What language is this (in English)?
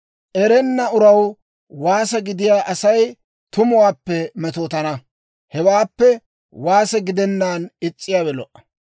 Dawro